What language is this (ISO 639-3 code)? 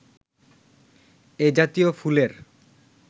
ben